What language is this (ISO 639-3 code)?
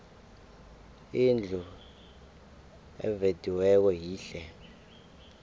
nbl